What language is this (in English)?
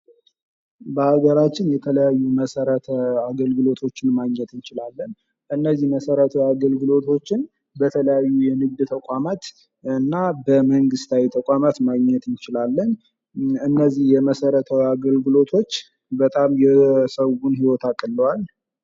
Amharic